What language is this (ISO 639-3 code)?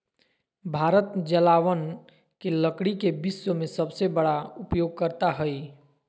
mag